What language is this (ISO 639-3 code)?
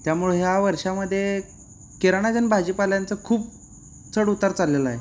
mar